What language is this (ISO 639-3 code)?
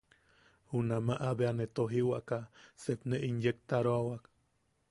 yaq